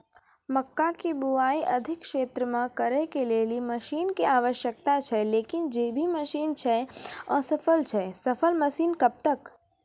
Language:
Maithili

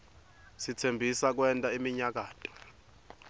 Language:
Swati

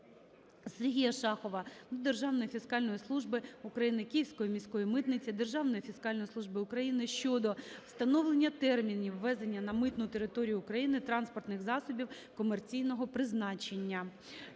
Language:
Ukrainian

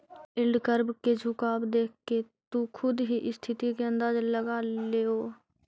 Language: Magahi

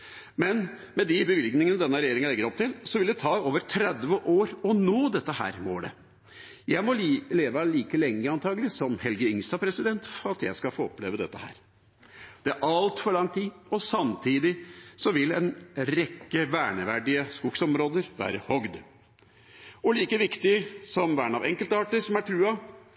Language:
Norwegian Bokmål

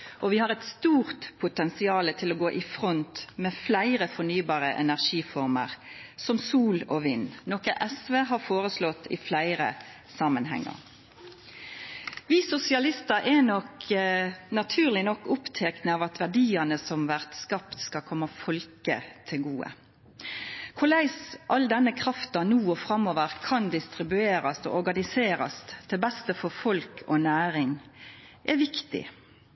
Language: Norwegian Nynorsk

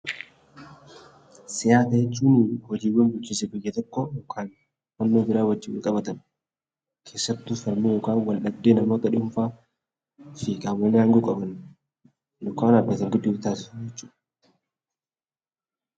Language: Oromo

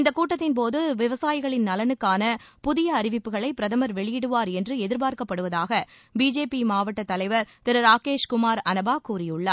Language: Tamil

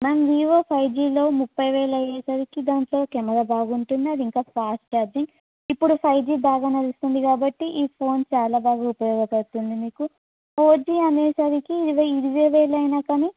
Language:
Telugu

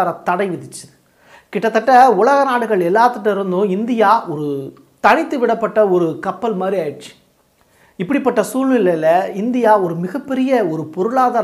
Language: Tamil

